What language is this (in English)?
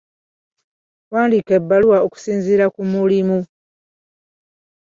Ganda